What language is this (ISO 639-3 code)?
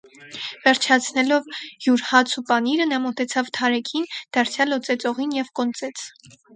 hye